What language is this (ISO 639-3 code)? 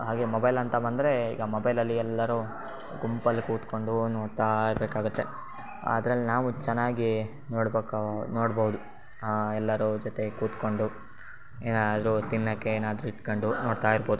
kan